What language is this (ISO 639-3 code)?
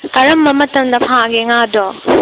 mni